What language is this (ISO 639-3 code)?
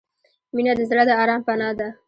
pus